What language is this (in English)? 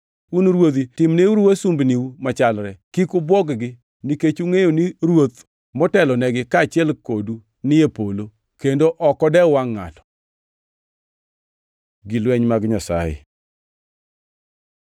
Luo (Kenya and Tanzania)